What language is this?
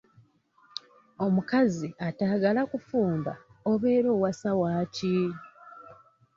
Ganda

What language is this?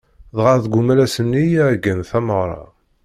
Kabyle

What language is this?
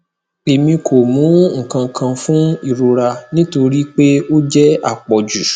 Yoruba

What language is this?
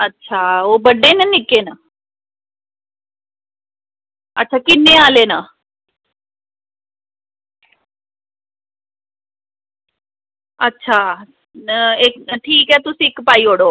Dogri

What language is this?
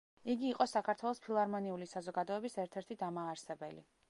Georgian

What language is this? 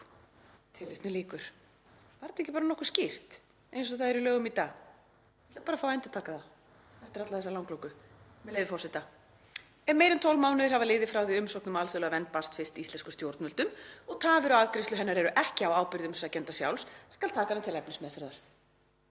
Icelandic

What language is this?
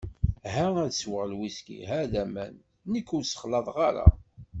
Kabyle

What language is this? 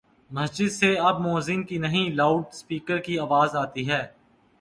Urdu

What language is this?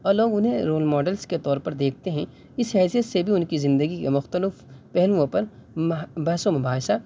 Urdu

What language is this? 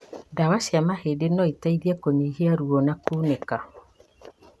Kikuyu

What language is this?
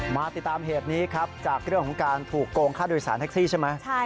Thai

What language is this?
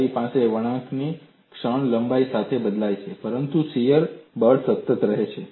Gujarati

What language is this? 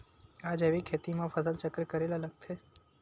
Chhattisgarhi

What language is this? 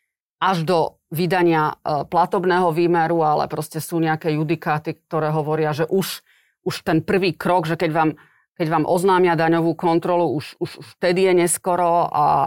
Slovak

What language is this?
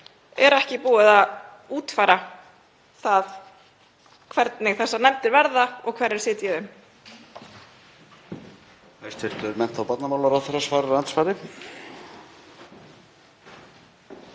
Icelandic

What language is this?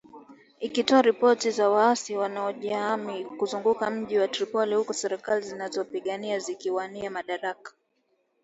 Swahili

